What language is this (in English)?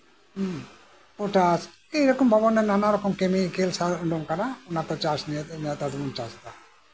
Santali